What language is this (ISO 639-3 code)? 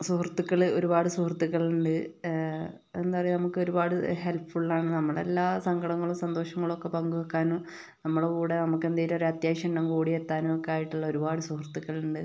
mal